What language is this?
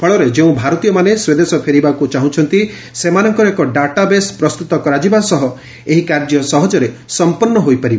Odia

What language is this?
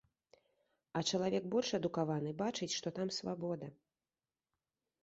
Belarusian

